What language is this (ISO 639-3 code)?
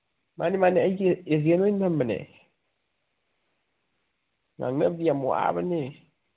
mni